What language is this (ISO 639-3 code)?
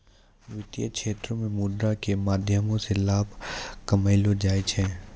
mai